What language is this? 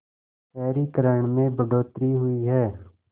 Hindi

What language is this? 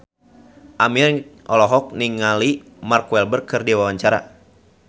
Sundanese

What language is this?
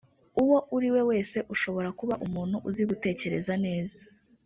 Kinyarwanda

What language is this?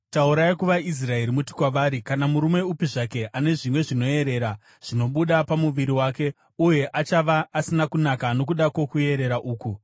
Shona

